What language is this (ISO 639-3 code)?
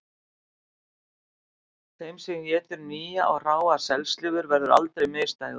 isl